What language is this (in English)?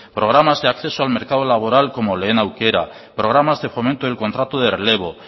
Spanish